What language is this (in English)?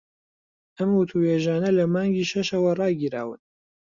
Central Kurdish